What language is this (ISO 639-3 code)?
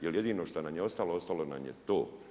hrv